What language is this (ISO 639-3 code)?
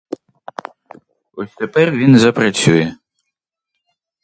ukr